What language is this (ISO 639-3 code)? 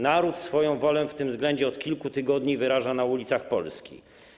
pol